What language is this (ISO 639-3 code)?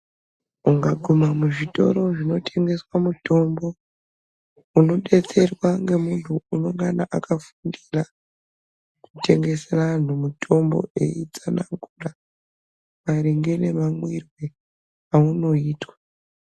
ndc